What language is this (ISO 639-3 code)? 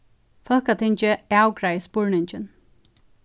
fao